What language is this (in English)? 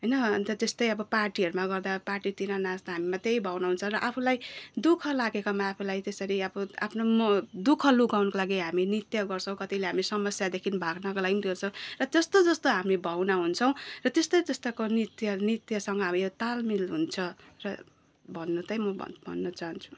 Nepali